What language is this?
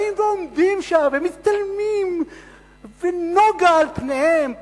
Hebrew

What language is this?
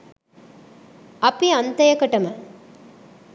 Sinhala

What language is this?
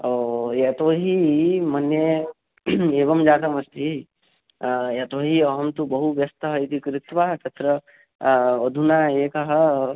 Sanskrit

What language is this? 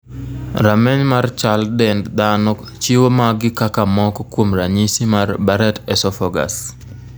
Luo (Kenya and Tanzania)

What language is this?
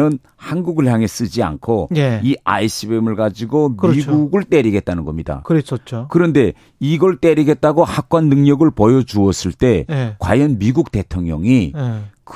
Korean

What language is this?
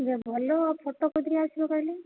Odia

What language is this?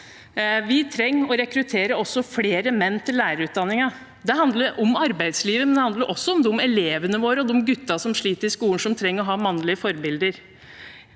Norwegian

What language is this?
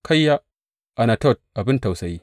Hausa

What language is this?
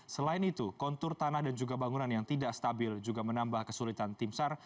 Indonesian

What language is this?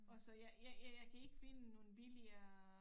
Danish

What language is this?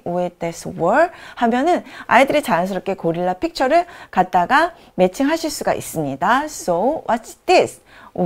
Korean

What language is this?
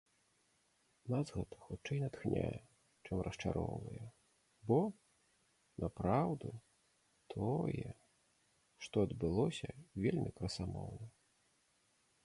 Belarusian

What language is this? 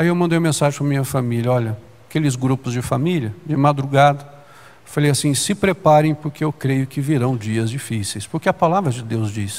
Portuguese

